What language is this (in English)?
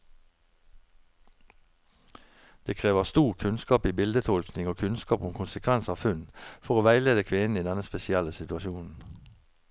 Norwegian